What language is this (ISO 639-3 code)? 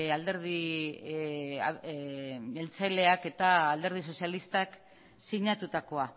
eus